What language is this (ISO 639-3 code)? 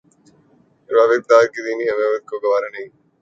urd